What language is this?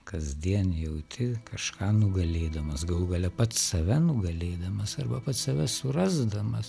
Lithuanian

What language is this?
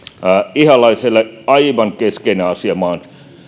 Finnish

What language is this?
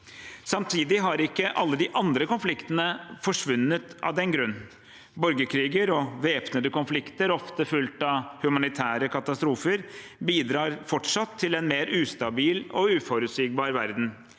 Norwegian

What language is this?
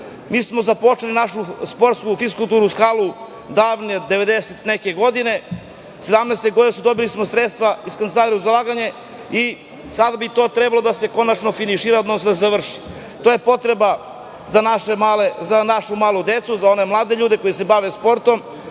Serbian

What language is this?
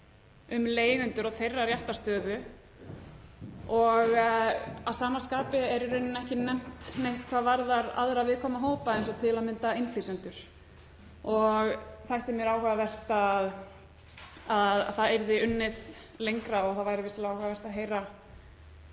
Icelandic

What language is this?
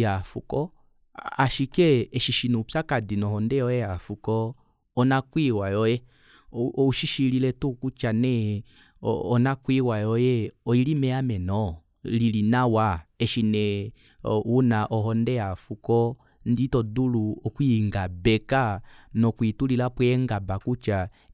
Kuanyama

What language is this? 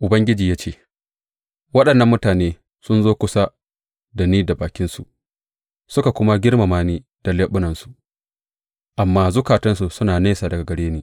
Hausa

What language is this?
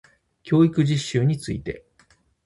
Japanese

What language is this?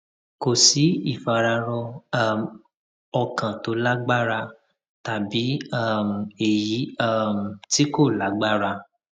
Yoruba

